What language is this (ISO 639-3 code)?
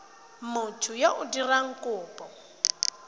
tsn